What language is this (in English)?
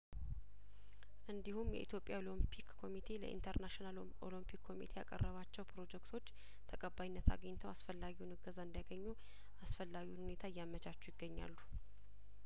Amharic